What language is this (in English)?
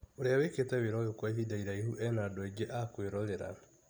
Kikuyu